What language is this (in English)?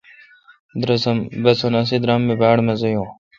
Kalkoti